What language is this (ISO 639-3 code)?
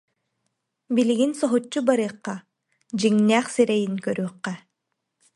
sah